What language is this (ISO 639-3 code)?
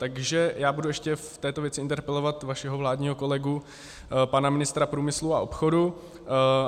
ces